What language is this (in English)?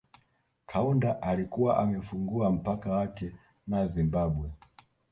Swahili